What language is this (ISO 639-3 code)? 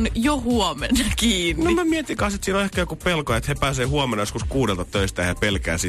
fin